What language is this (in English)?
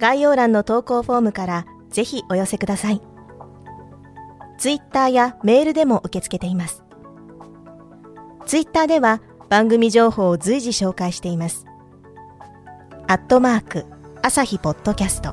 Japanese